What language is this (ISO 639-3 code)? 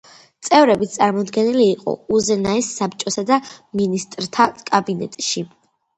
kat